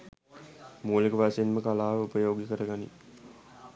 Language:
Sinhala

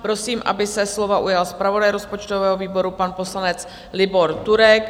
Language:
Czech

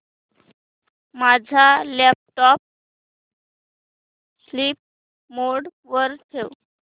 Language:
Marathi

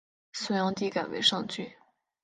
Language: Chinese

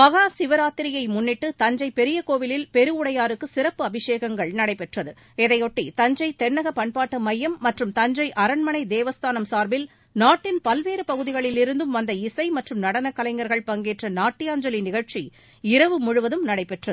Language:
Tamil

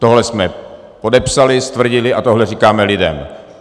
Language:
Czech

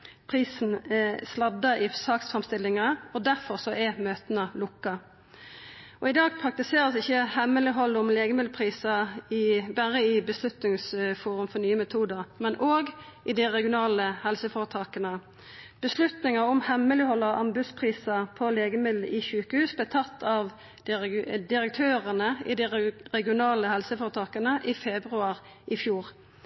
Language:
Norwegian Nynorsk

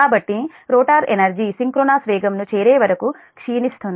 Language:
Telugu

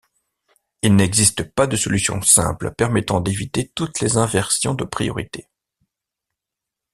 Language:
French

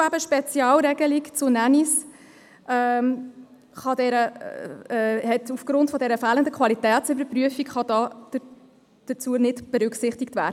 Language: Swiss German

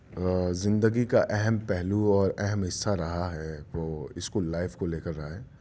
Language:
Urdu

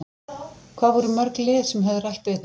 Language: Icelandic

